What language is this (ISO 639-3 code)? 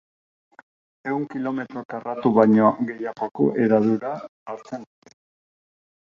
eus